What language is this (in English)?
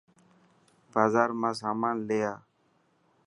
Dhatki